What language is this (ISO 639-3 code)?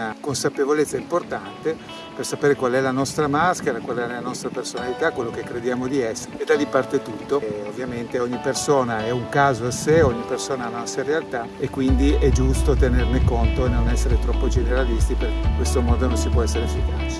ita